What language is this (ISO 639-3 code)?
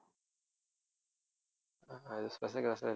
tam